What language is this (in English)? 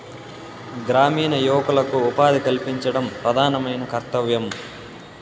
Telugu